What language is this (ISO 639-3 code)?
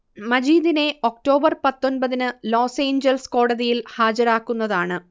mal